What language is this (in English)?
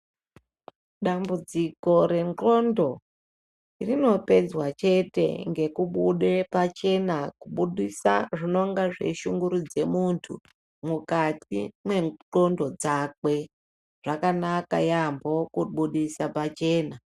Ndau